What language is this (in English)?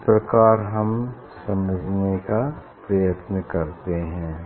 Hindi